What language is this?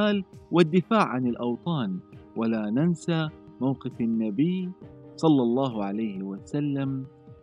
Arabic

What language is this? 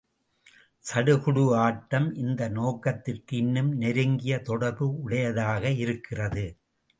Tamil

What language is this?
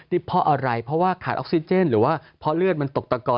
Thai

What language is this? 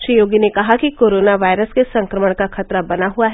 Hindi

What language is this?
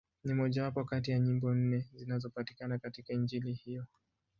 Swahili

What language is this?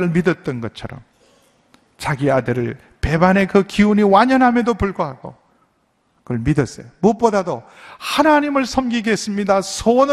Korean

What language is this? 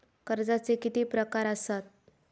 Marathi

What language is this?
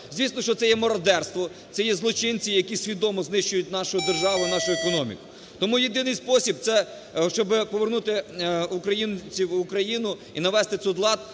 Ukrainian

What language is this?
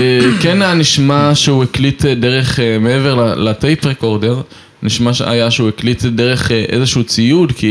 Hebrew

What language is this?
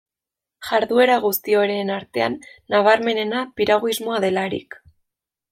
Basque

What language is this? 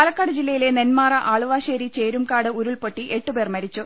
Malayalam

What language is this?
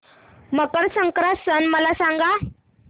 Marathi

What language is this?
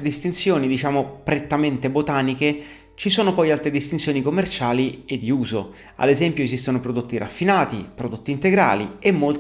Italian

